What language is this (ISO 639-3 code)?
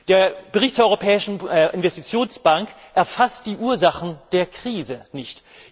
deu